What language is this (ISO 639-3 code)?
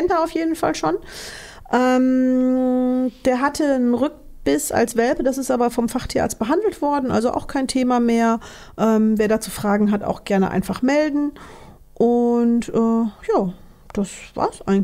deu